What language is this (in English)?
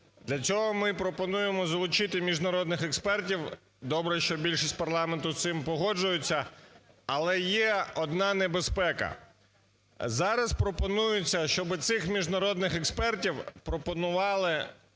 Ukrainian